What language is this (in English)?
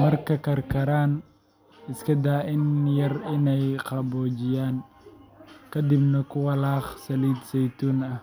Somali